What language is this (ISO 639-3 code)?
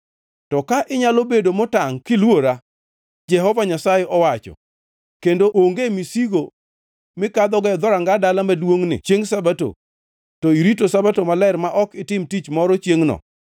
luo